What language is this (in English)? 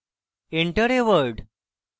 Bangla